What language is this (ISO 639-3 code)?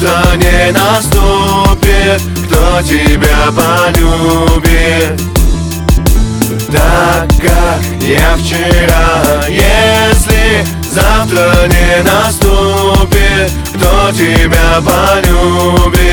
rus